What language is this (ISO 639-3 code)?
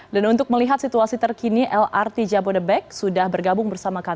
ind